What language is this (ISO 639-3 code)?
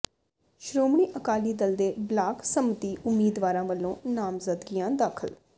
pan